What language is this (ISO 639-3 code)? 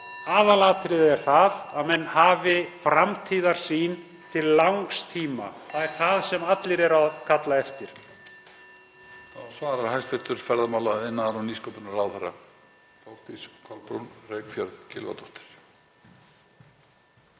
isl